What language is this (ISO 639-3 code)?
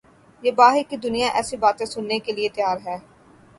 urd